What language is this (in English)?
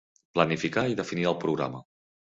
Catalan